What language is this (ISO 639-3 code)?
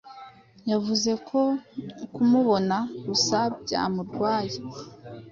kin